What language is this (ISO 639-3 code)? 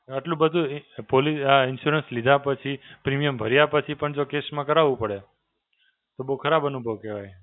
guj